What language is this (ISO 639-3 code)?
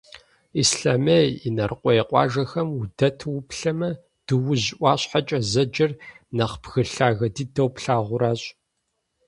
kbd